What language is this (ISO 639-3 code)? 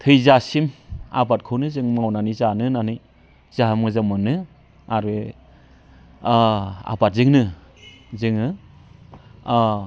brx